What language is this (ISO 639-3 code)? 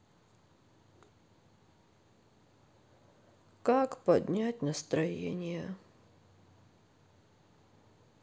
rus